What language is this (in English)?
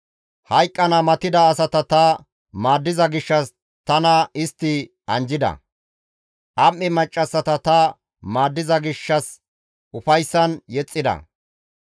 Gamo